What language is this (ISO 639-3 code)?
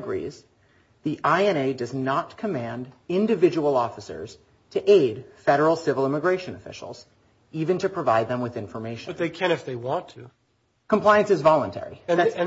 eng